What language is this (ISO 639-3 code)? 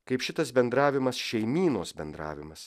lit